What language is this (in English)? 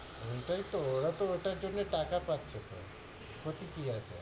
Bangla